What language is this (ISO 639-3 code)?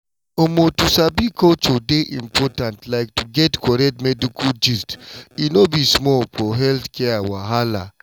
pcm